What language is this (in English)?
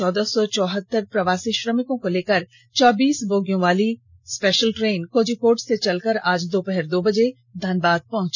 Hindi